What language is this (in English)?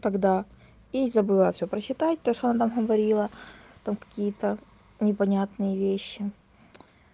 Russian